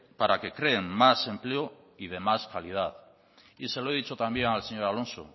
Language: Spanish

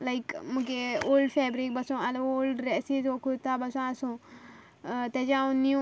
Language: Konkani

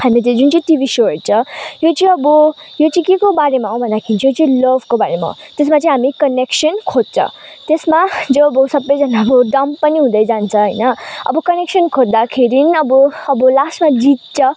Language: Nepali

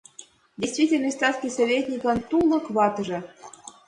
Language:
Mari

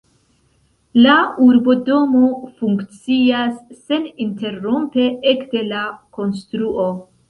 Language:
Esperanto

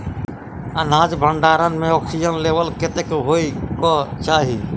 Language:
Maithili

